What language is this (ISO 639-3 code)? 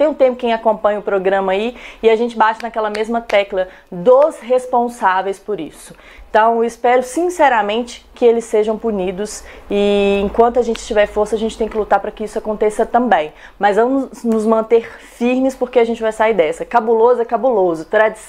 por